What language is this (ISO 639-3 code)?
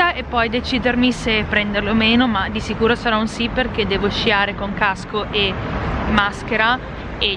ita